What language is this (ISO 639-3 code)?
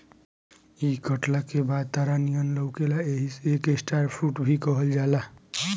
bho